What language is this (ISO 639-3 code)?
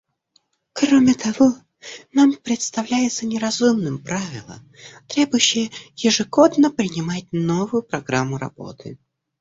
rus